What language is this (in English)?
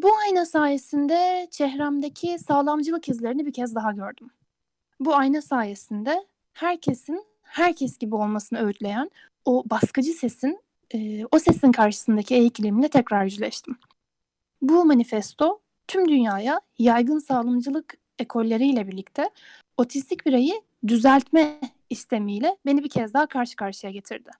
Turkish